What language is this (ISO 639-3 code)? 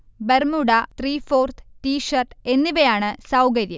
mal